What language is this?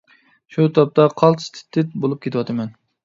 Uyghur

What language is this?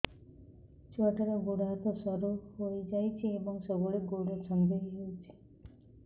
Odia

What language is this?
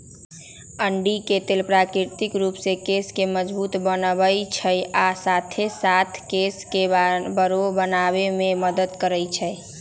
Magahi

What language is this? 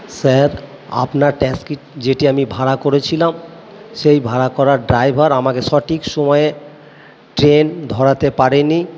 Bangla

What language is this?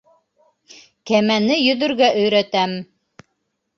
Bashkir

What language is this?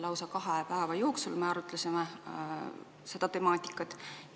Estonian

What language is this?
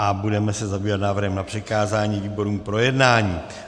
Czech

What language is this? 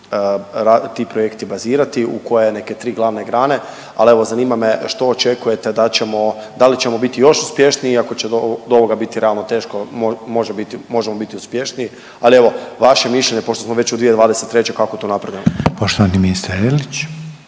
Croatian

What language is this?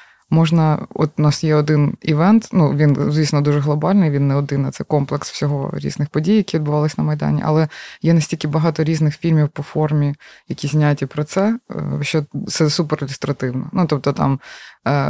Ukrainian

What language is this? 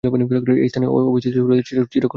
Bangla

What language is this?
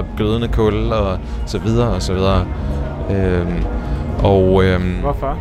Danish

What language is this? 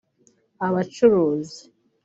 Kinyarwanda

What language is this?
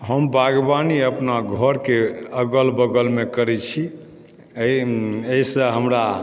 Maithili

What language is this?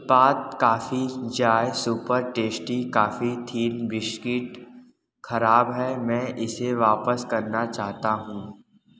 Hindi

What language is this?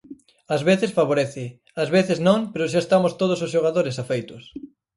Galician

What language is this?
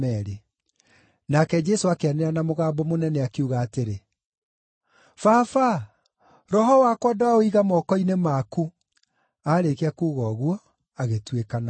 Kikuyu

